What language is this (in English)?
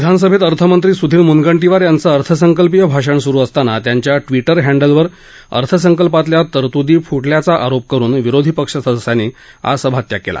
Marathi